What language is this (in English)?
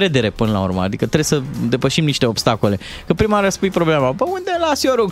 Romanian